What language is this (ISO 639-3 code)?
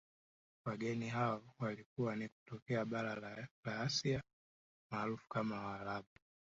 swa